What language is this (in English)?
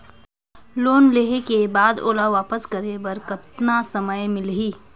Chhattisgarhi